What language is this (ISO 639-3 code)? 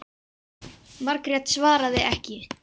isl